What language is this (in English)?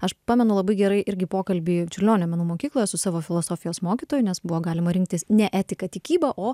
Lithuanian